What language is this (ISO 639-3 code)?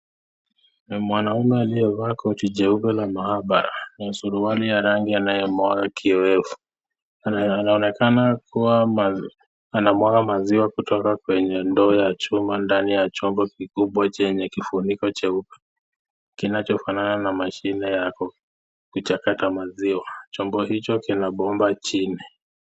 swa